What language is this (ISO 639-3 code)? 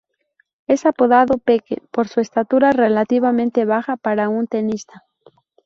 spa